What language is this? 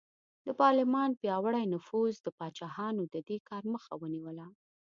Pashto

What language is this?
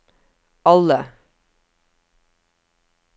Norwegian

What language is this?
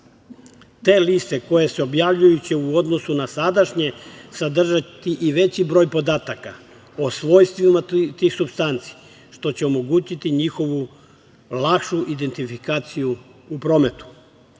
Serbian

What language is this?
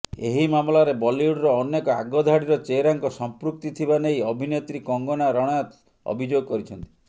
Odia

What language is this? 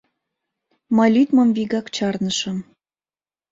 Mari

